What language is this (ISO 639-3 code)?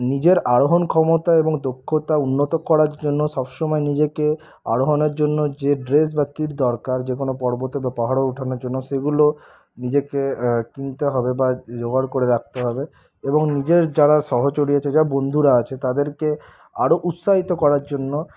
ben